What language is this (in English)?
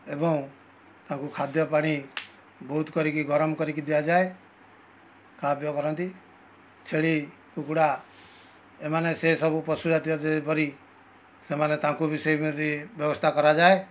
Odia